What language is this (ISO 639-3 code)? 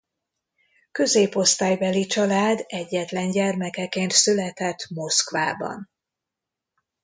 hun